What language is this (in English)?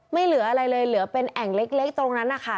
Thai